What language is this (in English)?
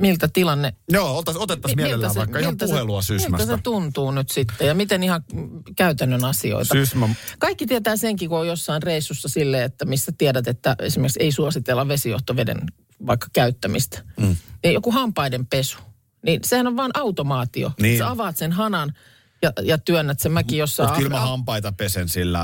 Finnish